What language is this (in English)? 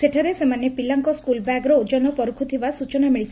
Odia